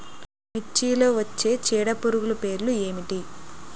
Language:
Telugu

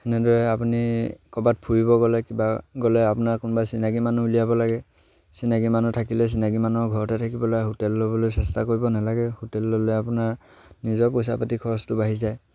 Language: Assamese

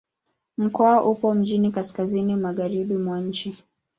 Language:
Swahili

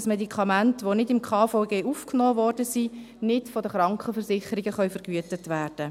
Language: Swiss German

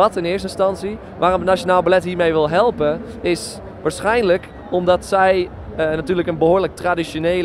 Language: Dutch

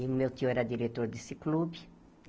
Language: Portuguese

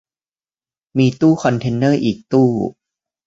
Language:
Thai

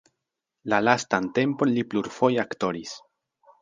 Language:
Esperanto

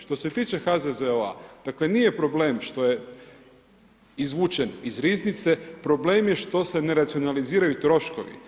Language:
Croatian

